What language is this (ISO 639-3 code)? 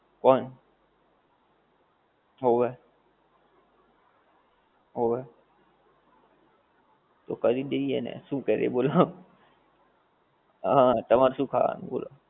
guj